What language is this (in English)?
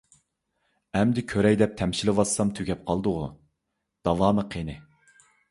Uyghur